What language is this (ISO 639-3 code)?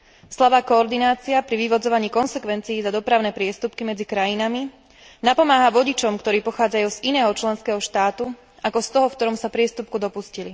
slk